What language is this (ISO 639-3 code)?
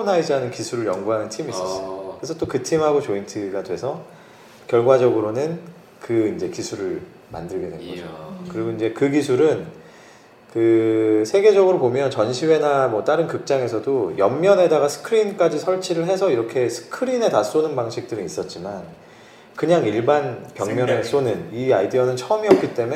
kor